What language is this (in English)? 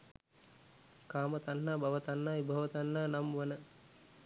Sinhala